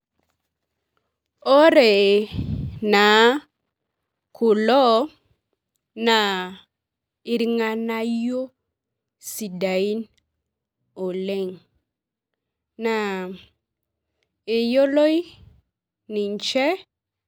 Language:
Masai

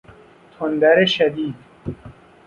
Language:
Persian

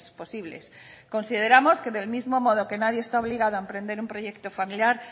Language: Spanish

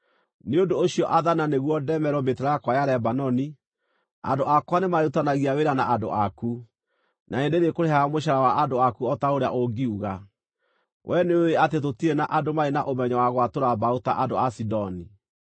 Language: Kikuyu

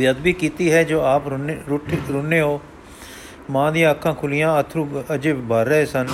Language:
Punjabi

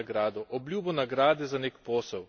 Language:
Slovenian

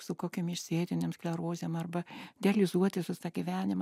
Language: Lithuanian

